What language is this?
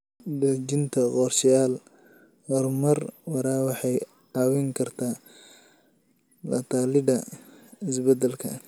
Somali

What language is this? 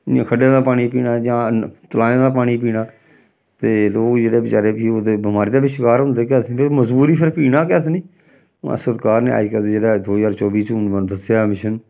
Dogri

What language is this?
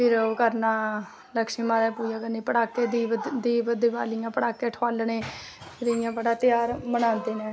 Dogri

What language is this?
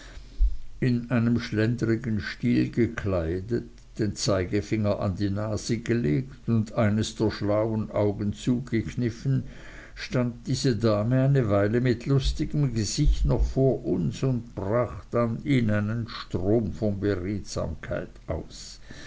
German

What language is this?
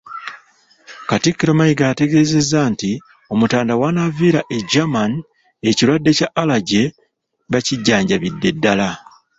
Ganda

